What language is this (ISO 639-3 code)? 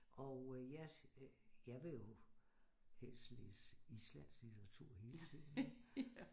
dan